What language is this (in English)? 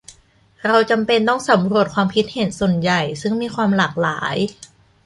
Thai